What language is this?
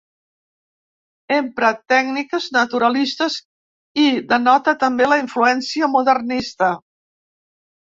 Catalan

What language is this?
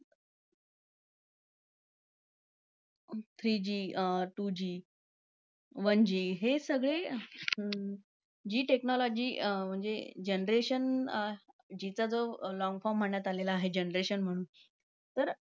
Marathi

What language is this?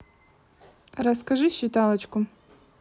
Russian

